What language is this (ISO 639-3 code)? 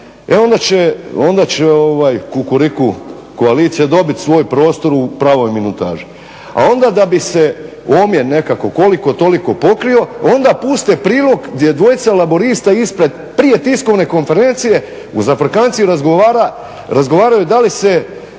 hrv